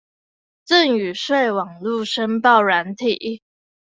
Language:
Chinese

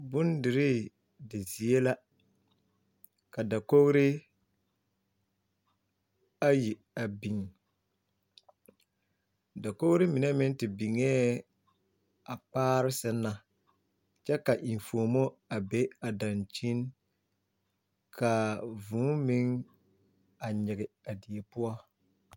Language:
Southern Dagaare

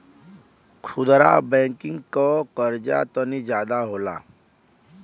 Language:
Bhojpuri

